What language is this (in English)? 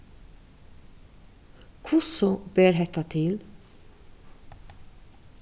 Faroese